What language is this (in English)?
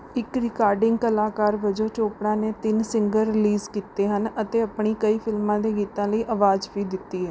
Punjabi